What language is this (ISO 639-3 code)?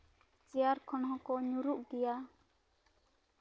sat